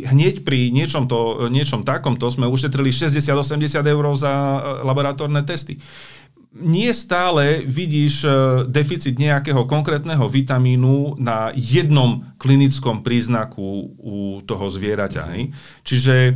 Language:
Slovak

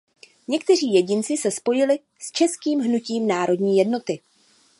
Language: Czech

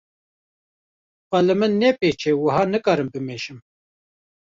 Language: Kurdish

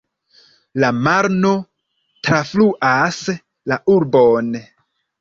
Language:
Esperanto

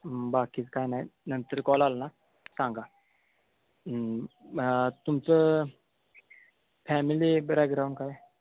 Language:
Marathi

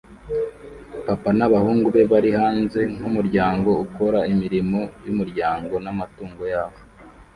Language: Kinyarwanda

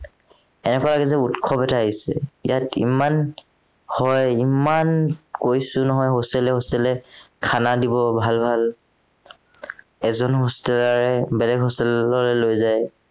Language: Assamese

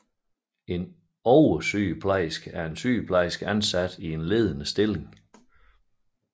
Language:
Danish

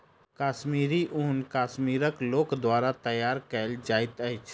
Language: Maithili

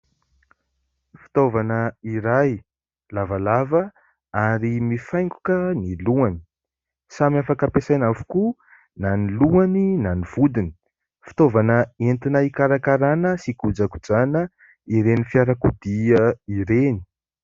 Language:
Malagasy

